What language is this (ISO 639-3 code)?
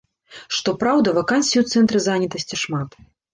bel